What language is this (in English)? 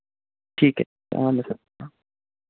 Dogri